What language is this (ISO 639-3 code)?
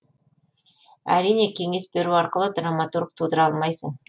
kaz